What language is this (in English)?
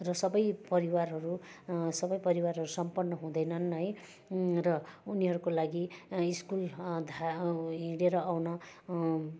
Nepali